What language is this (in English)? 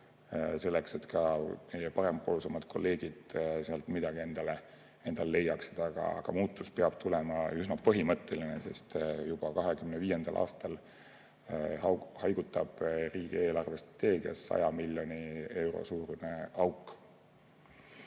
Estonian